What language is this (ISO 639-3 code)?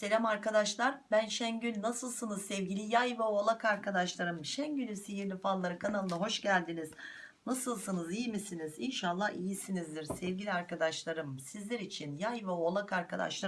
tur